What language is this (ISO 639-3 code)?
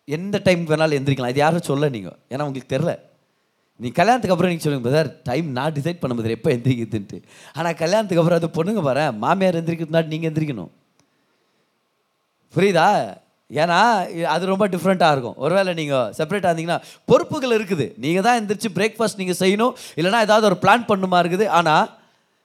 tam